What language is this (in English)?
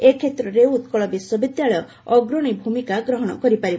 Odia